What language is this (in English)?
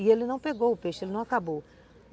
Portuguese